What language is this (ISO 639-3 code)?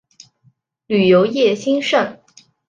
zho